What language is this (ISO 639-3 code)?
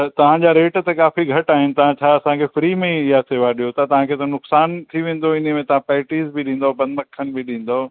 snd